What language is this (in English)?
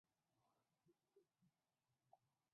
Chinese